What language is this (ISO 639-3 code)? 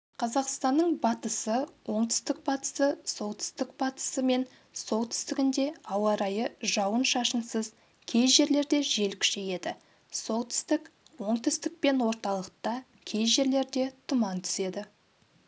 kaz